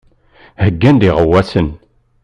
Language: Kabyle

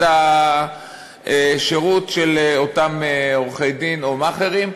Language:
Hebrew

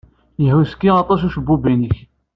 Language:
Kabyle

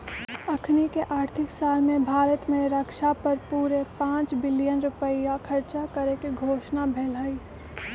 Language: Magahi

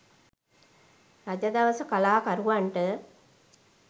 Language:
Sinhala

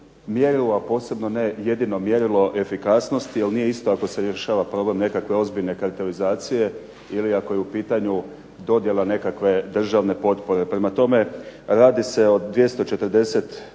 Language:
Croatian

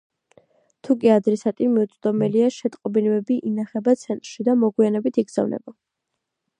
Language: Georgian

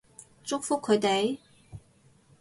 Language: Cantonese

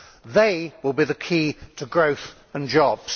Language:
English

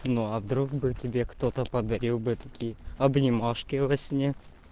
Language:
Russian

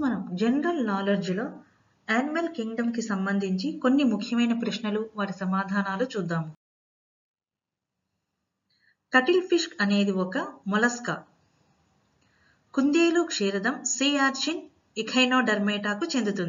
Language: Telugu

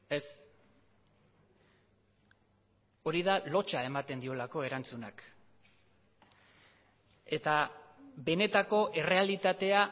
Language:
Basque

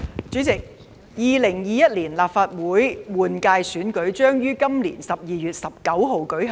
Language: Cantonese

